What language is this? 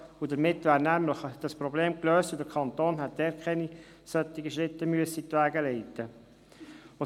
Swiss German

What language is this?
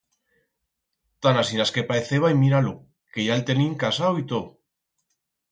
Aragonese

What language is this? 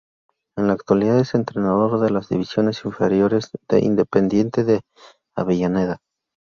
Spanish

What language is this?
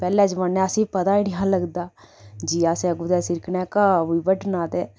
Dogri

